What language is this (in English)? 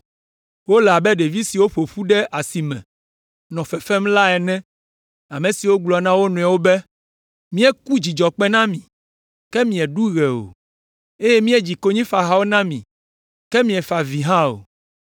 Ewe